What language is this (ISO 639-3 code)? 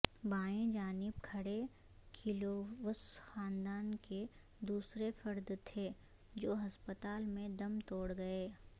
urd